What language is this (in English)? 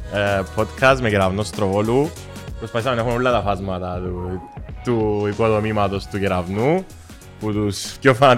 Greek